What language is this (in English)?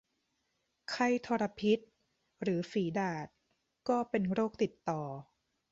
Thai